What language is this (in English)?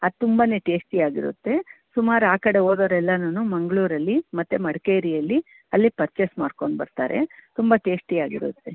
Kannada